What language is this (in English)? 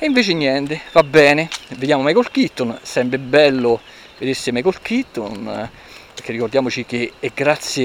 Italian